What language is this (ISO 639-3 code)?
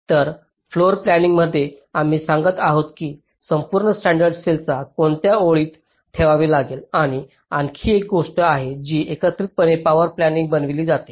mar